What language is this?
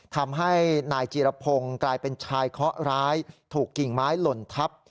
Thai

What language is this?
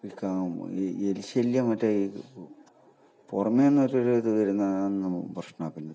Malayalam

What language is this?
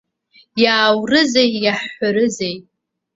Abkhazian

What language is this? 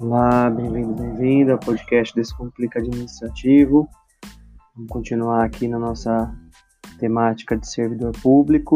Portuguese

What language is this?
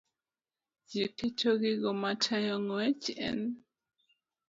Luo (Kenya and Tanzania)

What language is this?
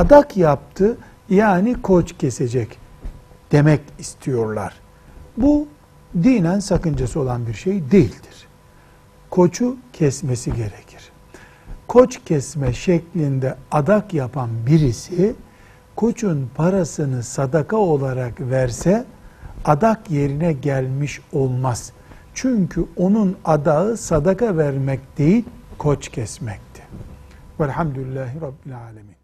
Turkish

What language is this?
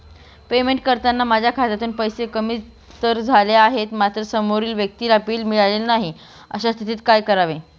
Marathi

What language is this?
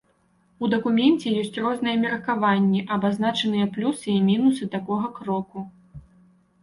Belarusian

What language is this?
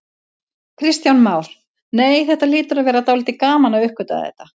Icelandic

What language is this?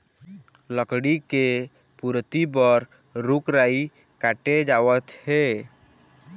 Chhattisgarhi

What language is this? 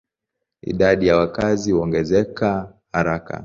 Swahili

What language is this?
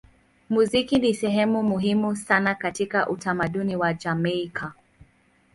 Swahili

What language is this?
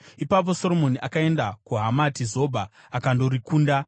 Shona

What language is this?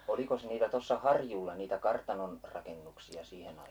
Finnish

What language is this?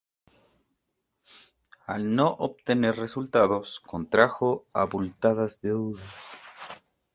Spanish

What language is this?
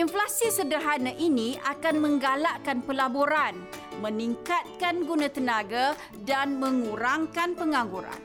Malay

